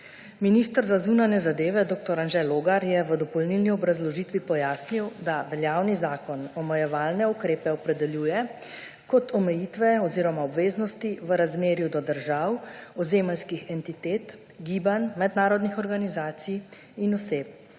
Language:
Slovenian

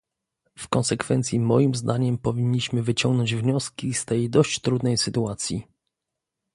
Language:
Polish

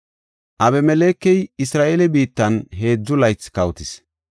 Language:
Gofa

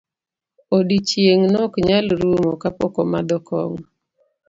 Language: Luo (Kenya and Tanzania)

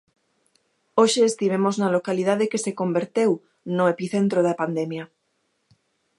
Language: Galician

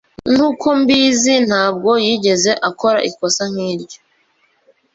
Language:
Kinyarwanda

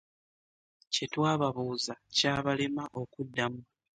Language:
Ganda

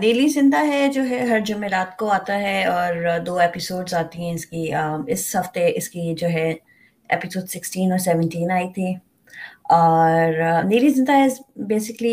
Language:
Urdu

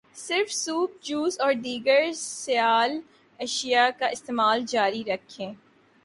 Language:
Urdu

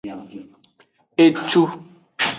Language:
Aja (Benin)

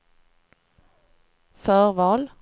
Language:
Swedish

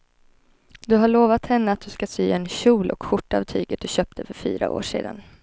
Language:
Swedish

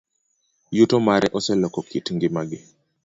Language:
Luo (Kenya and Tanzania)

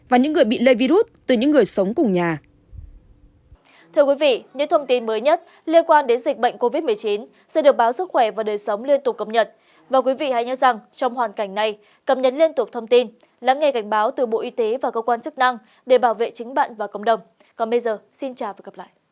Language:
Vietnamese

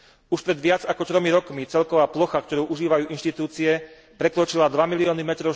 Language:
Slovak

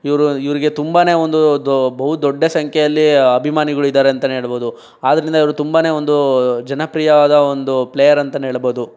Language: Kannada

